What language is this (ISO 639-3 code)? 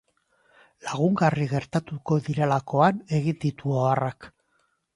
eus